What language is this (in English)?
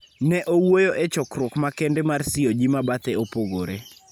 Luo (Kenya and Tanzania)